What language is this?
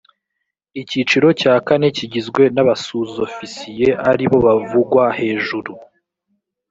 Kinyarwanda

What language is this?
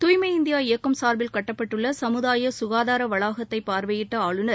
Tamil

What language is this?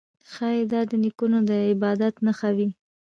Pashto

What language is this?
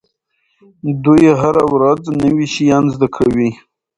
Pashto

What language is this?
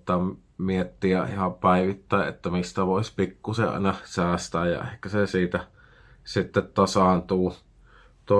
Finnish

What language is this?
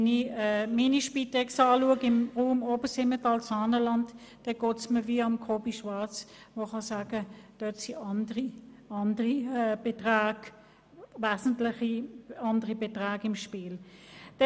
Swiss German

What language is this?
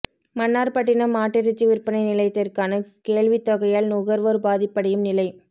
Tamil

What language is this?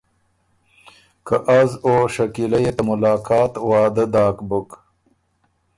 Ormuri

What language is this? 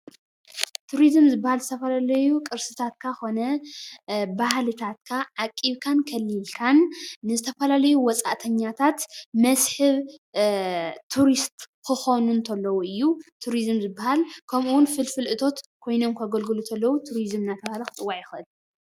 Tigrinya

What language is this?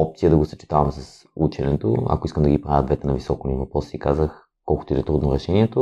Bulgarian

